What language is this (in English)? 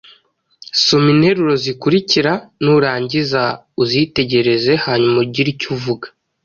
Kinyarwanda